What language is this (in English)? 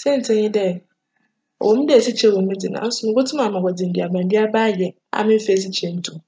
Akan